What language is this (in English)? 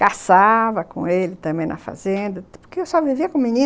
Portuguese